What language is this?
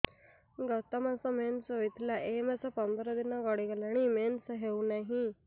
Odia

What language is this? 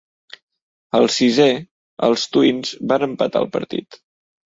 Catalan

